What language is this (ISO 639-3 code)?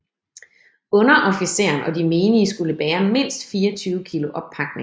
dan